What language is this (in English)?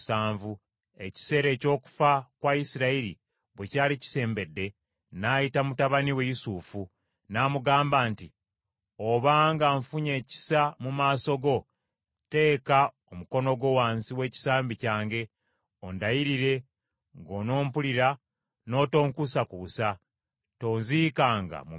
Ganda